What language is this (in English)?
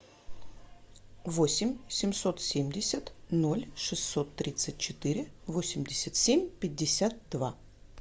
Russian